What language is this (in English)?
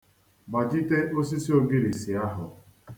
Igbo